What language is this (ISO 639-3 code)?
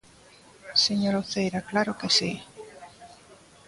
glg